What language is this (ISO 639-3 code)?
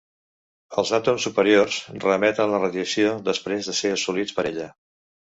cat